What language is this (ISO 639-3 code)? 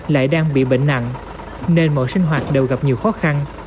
vie